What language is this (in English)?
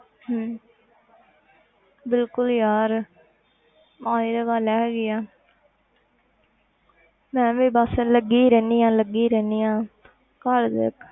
Punjabi